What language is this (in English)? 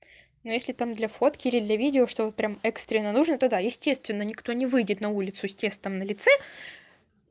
Russian